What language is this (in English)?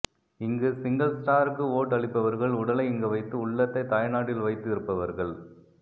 Tamil